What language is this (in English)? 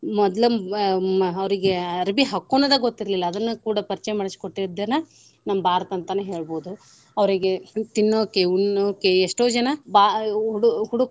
Kannada